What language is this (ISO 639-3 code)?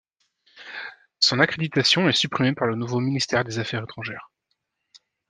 fra